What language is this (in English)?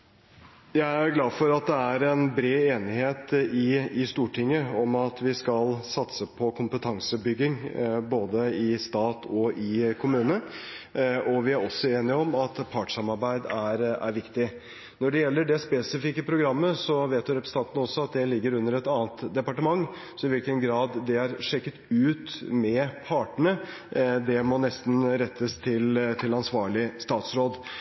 Norwegian Bokmål